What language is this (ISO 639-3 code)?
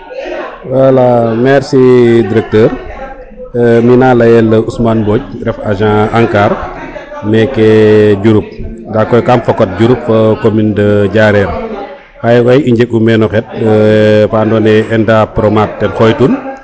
srr